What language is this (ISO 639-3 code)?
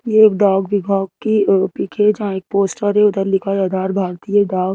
hin